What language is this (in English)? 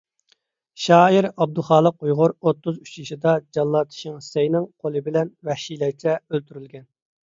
Uyghur